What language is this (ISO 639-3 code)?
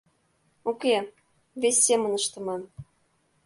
chm